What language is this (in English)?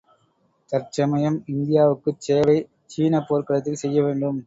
Tamil